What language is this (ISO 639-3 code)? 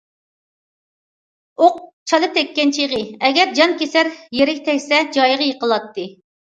uig